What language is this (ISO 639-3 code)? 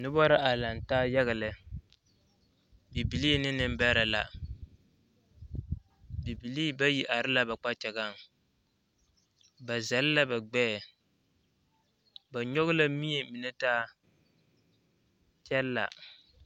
dga